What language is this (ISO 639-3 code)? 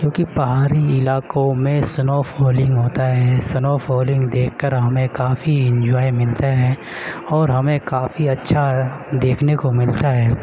urd